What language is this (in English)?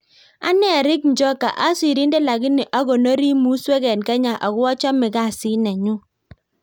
Kalenjin